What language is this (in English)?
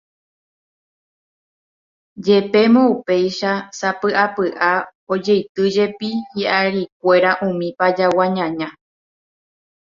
Guarani